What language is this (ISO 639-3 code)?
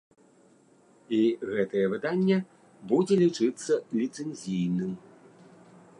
bel